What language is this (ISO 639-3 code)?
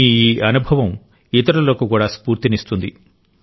tel